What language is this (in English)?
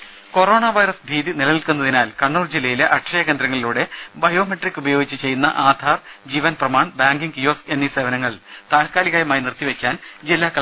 Malayalam